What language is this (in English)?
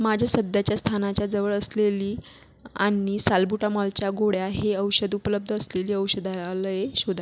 Marathi